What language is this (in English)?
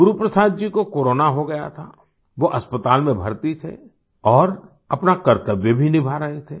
Hindi